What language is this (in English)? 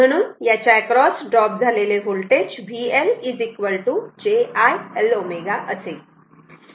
Marathi